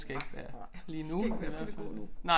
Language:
Danish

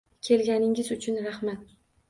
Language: Uzbek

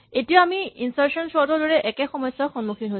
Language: Assamese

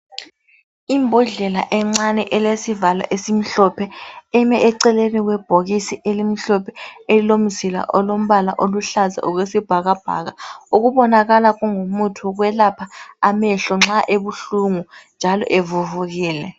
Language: North Ndebele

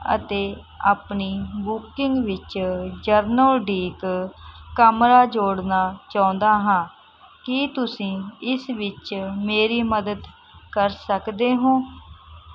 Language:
Punjabi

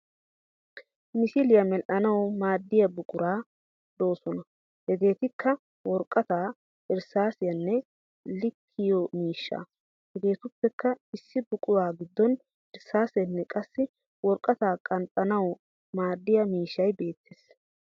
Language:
Wolaytta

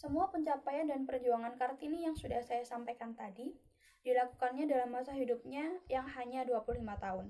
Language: Indonesian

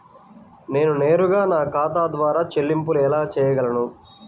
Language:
Telugu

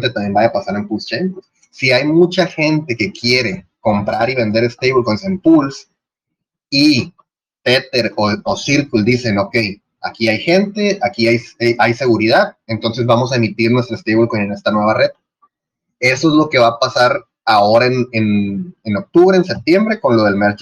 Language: Spanish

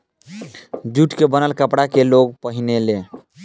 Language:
Bhojpuri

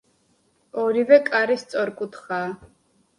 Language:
Georgian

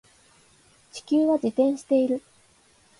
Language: Japanese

